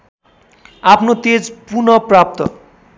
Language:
Nepali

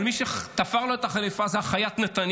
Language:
Hebrew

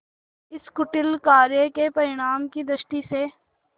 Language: Hindi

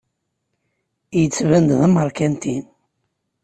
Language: Kabyle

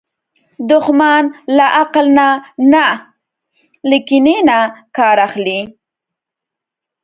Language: Pashto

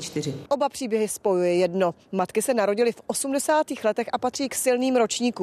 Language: Czech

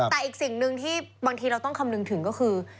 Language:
Thai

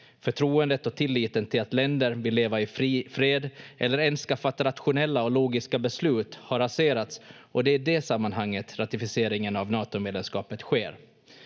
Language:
Finnish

